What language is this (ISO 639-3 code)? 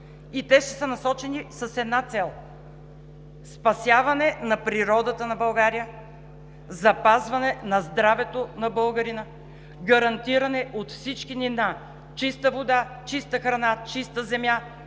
bul